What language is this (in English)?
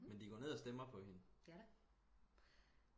Danish